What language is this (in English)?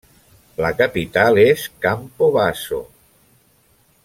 Catalan